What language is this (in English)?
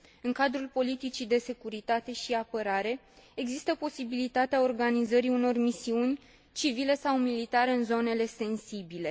Romanian